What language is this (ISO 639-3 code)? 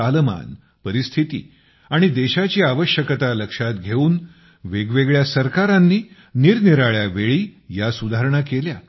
mar